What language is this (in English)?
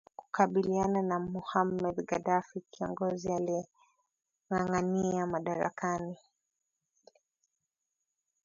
Swahili